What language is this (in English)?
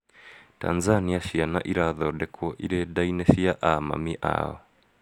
Kikuyu